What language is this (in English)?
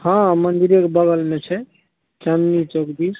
Maithili